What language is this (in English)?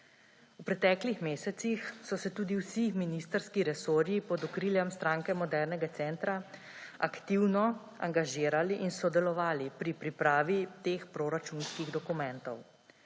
Slovenian